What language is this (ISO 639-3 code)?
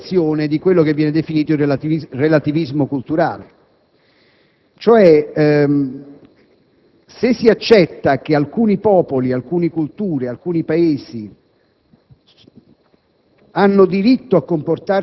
ita